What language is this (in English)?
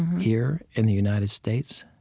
English